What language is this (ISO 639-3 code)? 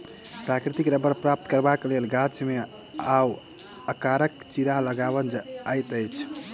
mai